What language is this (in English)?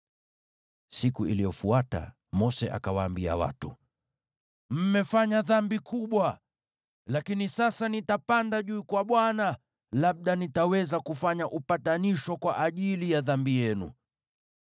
Swahili